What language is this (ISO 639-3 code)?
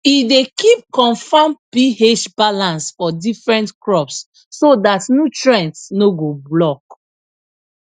pcm